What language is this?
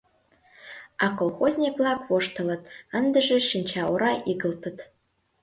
Mari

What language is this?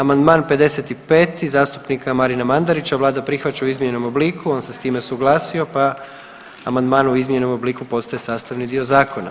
Croatian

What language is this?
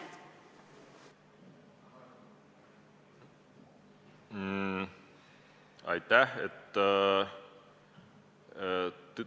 Estonian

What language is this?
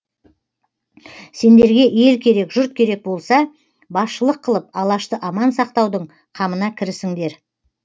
Kazakh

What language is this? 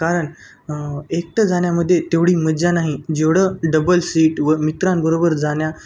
Marathi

